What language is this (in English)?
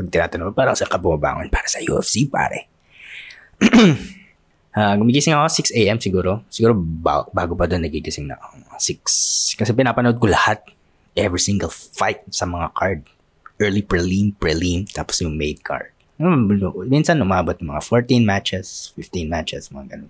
Filipino